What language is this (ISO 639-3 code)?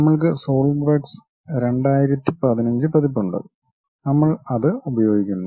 mal